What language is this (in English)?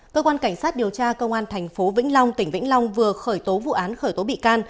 Vietnamese